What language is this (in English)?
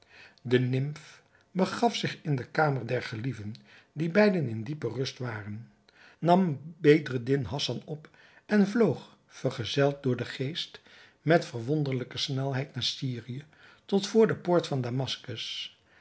Dutch